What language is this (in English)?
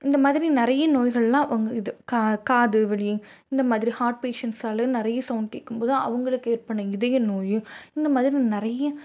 Tamil